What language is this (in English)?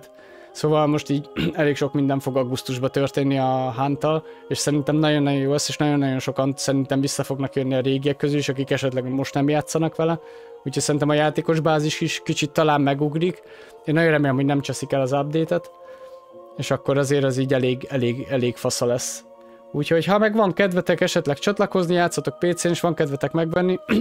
Hungarian